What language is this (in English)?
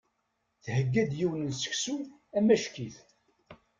Kabyle